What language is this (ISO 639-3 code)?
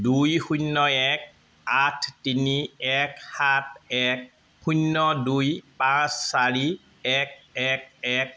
asm